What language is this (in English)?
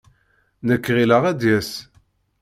Kabyle